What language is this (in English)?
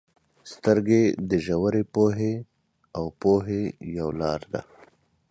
Pashto